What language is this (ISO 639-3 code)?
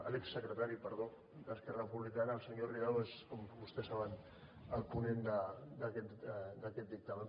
cat